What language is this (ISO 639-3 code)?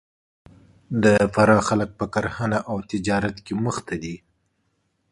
pus